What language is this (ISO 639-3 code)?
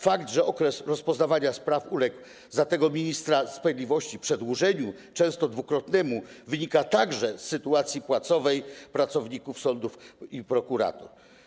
pol